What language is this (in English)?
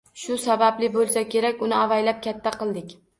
Uzbek